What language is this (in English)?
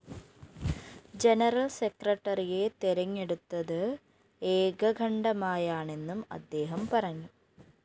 Malayalam